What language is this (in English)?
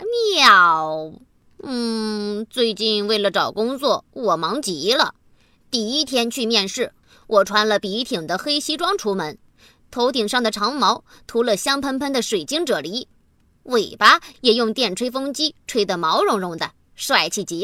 Chinese